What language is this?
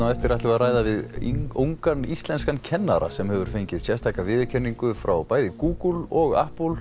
Icelandic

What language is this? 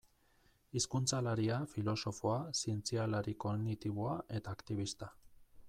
Basque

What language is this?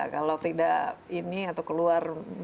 Indonesian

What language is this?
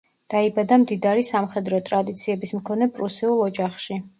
Georgian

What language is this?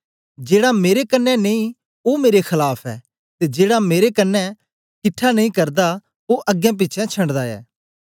Dogri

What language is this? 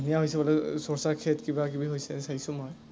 Assamese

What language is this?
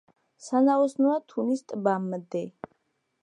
Georgian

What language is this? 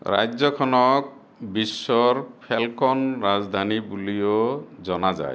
Assamese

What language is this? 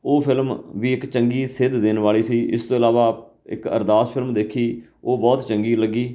Punjabi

